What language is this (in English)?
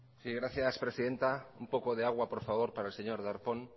Spanish